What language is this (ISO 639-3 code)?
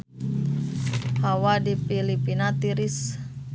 sun